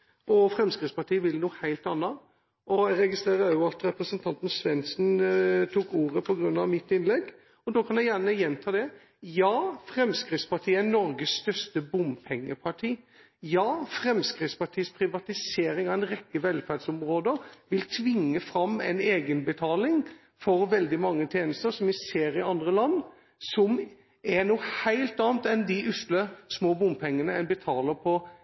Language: Norwegian Bokmål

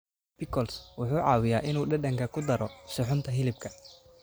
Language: Somali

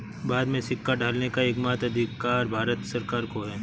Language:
Hindi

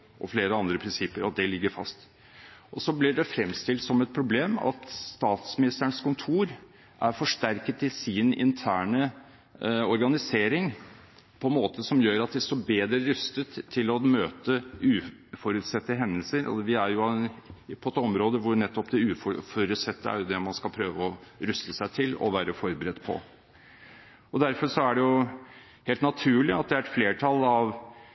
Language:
Norwegian Bokmål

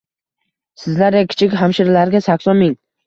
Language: Uzbek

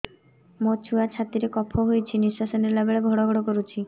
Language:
Odia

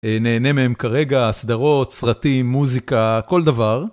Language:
Hebrew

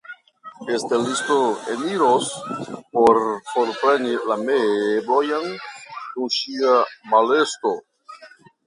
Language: Esperanto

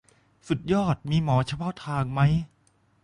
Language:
Thai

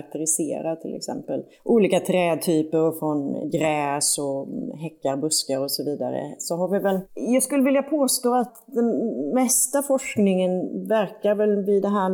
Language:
Swedish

